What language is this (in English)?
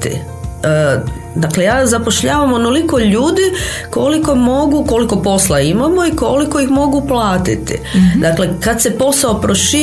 Croatian